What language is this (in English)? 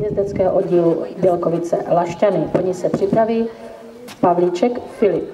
Czech